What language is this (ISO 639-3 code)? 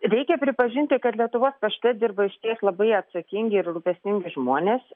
lit